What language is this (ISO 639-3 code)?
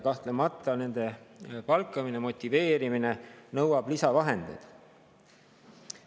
est